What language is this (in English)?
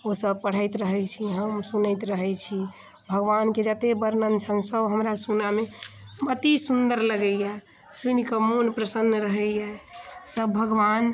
Maithili